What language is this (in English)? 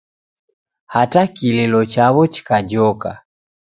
Taita